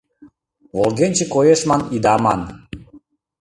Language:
Mari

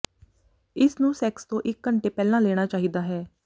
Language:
Punjabi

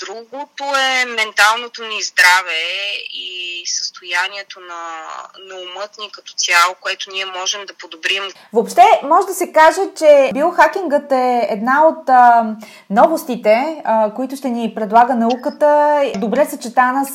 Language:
Bulgarian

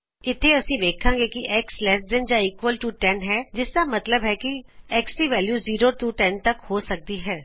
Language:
Punjabi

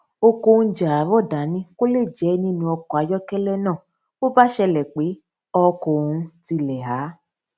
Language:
Yoruba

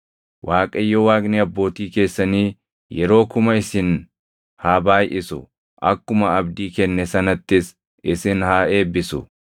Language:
Oromo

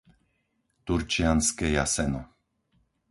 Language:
Slovak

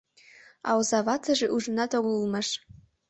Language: Mari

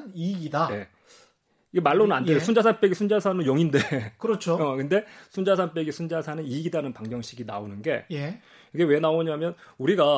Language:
Korean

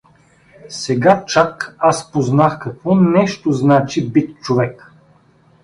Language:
Bulgarian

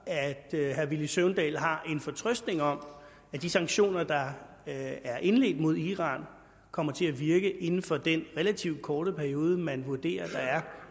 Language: Danish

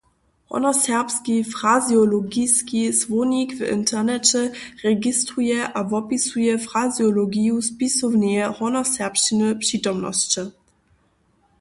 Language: Upper Sorbian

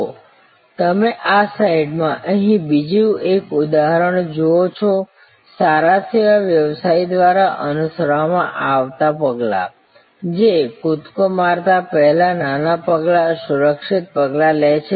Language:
Gujarati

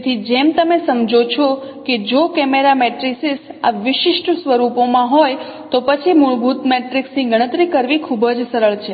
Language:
Gujarati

